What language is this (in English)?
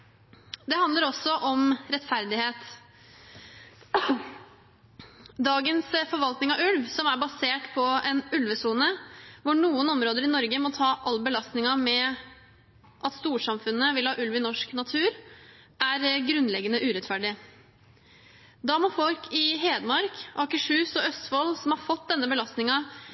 Norwegian Bokmål